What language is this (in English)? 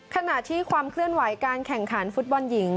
Thai